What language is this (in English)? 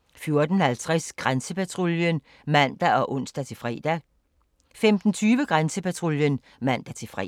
Danish